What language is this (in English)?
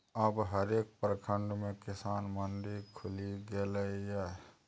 Maithili